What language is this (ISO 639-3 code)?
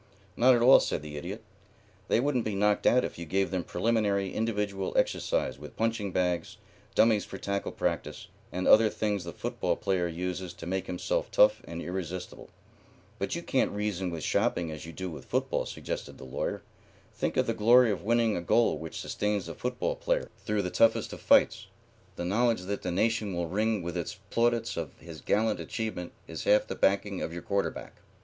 eng